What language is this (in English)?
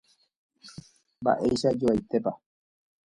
Guarani